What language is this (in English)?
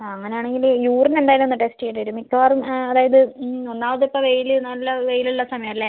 Malayalam